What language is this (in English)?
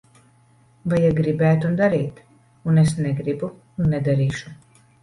Latvian